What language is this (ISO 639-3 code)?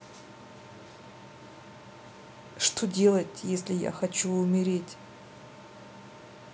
rus